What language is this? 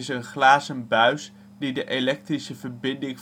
Dutch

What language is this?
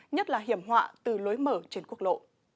Vietnamese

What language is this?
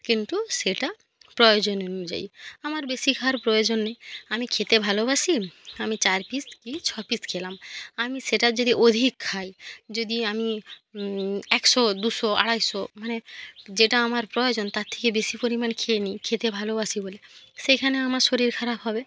Bangla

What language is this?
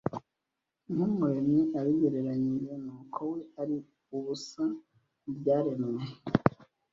Kinyarwanda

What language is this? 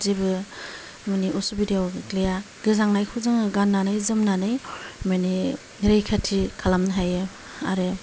Bodo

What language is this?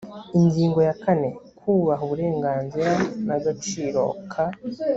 Kinyarwanda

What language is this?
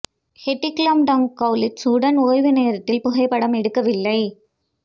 Tamil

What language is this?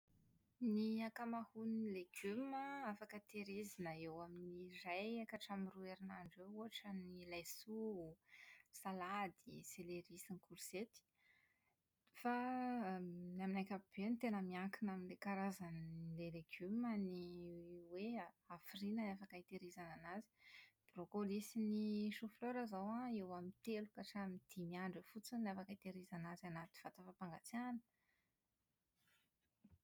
Malagasy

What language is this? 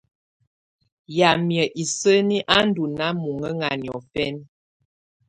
Tunen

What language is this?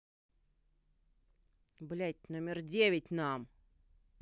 Russian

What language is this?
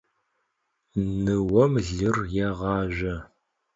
Adyghe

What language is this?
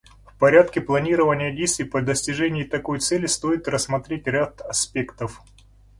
Russian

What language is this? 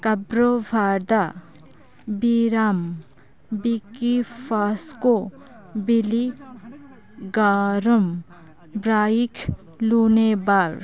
Santali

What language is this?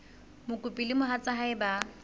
Southern Sotho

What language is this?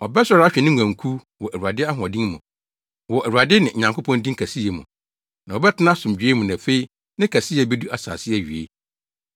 Akan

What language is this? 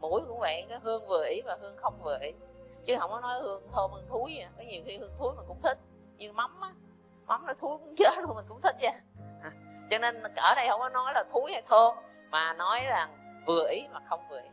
Vietnamese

